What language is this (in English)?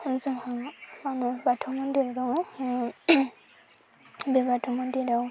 Bodo